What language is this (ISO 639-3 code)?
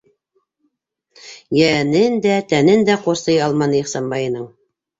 bak